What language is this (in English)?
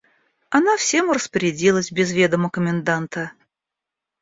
Russian